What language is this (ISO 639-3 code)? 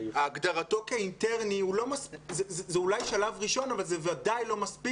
heb